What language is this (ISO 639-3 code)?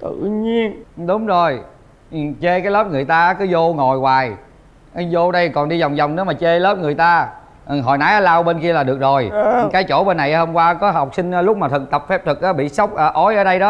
vie